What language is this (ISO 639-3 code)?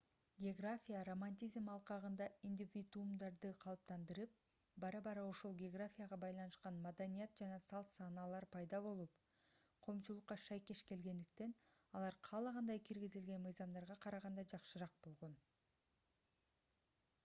kir